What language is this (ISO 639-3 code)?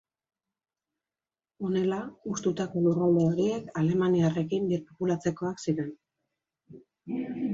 eus